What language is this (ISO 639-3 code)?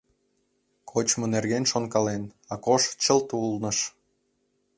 chm